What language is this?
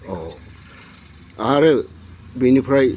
Bodo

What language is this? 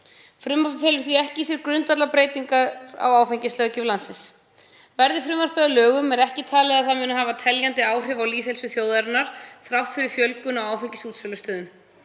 Icelandic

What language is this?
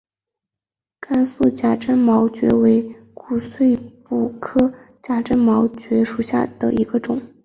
Chinese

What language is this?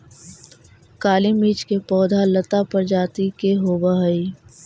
Magahi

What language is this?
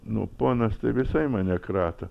Lithuanian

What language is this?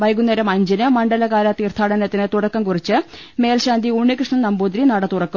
Malayalam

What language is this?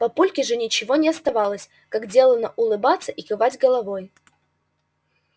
Russian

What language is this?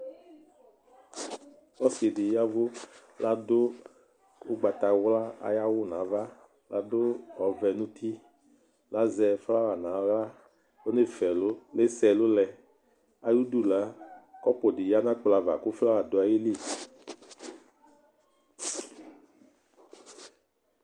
Ikposo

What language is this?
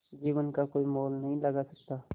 Hindi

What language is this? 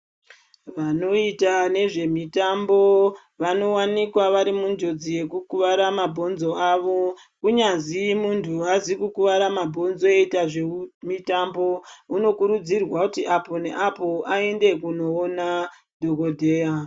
Ndau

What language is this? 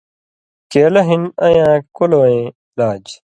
Indus Kohistani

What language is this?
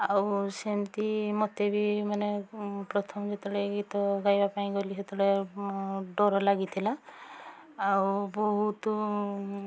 Odia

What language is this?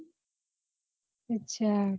Gujarati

